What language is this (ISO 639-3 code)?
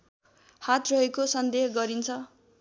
nep